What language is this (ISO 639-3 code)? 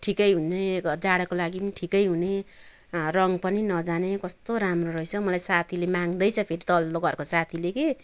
nep